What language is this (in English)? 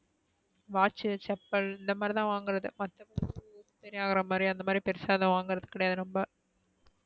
Tamil